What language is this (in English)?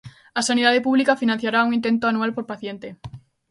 Galician